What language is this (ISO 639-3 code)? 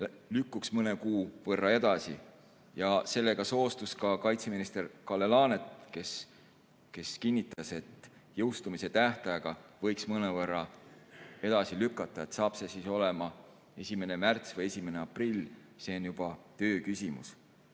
est